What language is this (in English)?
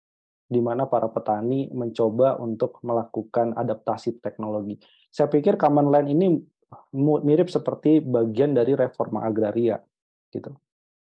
Indonesian